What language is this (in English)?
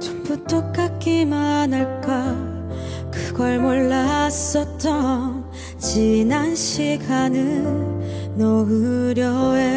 Korean